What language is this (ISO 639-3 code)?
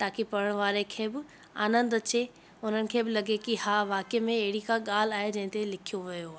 snd